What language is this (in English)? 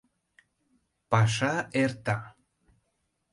Mari